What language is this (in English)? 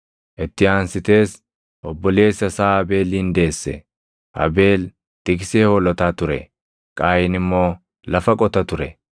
Oromo